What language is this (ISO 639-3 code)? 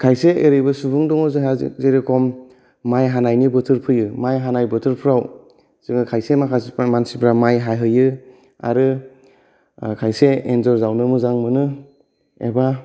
brx